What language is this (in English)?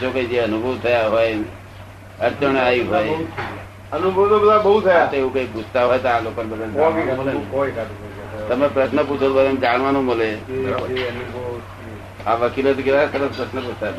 Gujarati